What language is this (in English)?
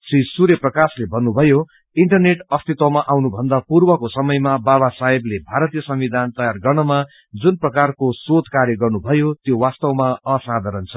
Nepali